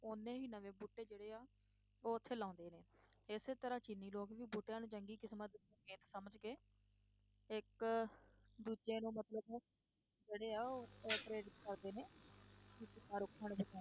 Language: Punjabi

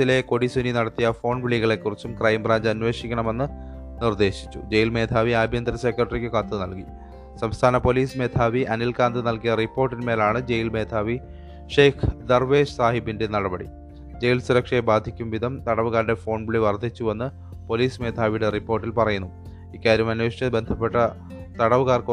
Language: Malayalam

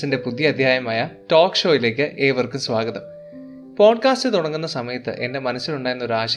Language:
Malayalam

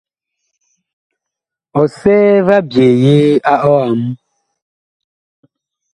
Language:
Bakoko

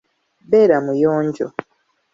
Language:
Ganda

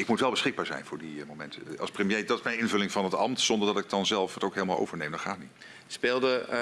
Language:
Dutch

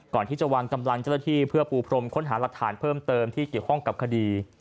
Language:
Thai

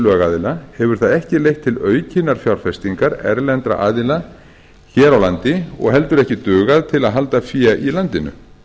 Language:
Icelandic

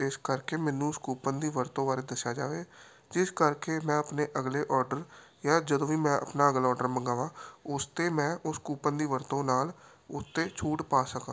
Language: Punjabi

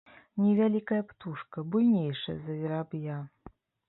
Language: Belarusian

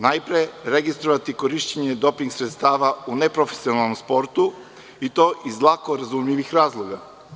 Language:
Serbian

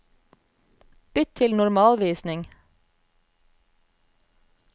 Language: Norwegian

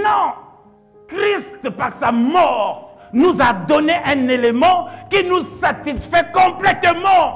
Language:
French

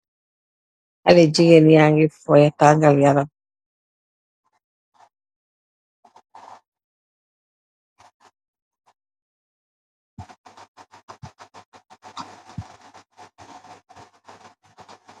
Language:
Wolof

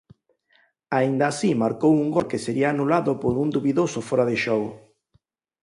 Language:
Galician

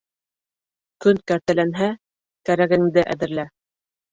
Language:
Bashkir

